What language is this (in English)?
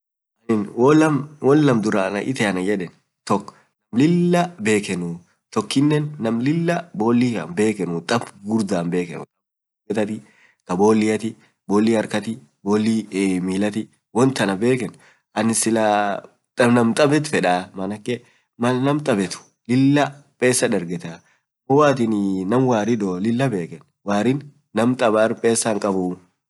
Orma